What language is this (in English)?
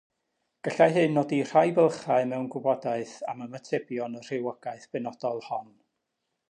Welsh